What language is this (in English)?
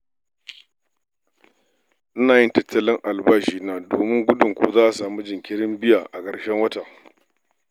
Hausa